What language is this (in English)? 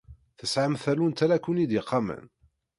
Kabyle